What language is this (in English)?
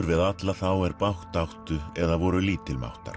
Icelandic